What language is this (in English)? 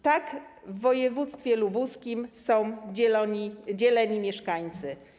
Polish